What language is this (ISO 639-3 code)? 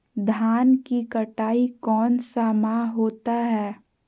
mag